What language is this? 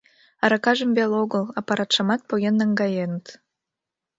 Mari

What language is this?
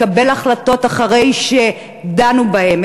Hebrew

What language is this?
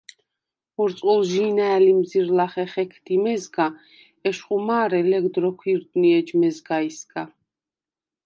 Svan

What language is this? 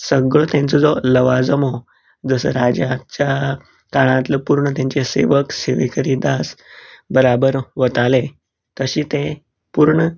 Konkani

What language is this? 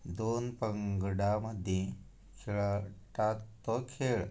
Konkani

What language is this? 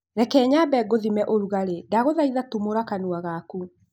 Kikuyu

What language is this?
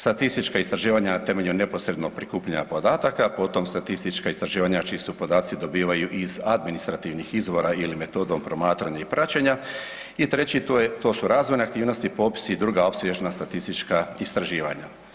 Croatian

